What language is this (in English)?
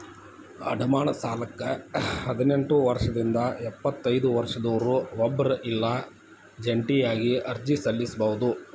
Kannada